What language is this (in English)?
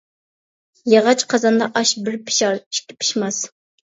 Uyghur